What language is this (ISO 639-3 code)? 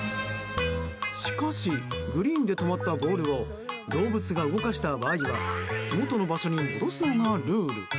jpn